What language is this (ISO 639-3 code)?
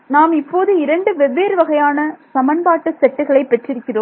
tam